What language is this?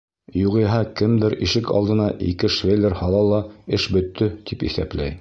Bashkir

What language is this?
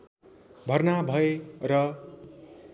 Nepali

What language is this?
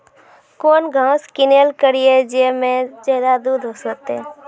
Maithili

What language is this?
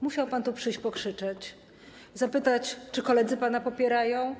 Polish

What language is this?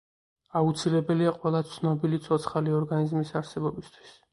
Georgian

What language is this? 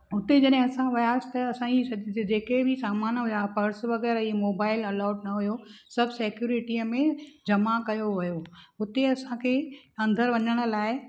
Sindhi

